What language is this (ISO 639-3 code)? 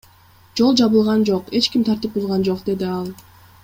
kir